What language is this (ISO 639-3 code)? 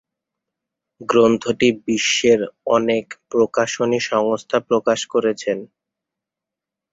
ben